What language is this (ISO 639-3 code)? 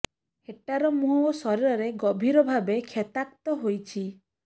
ori